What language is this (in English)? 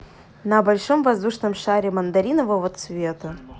Russian